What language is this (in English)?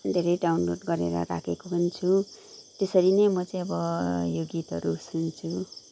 Nepali